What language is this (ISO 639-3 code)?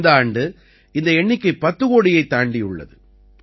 tam